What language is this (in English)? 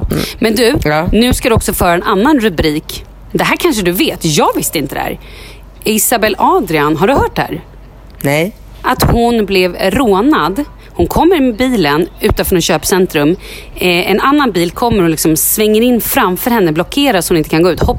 Swedish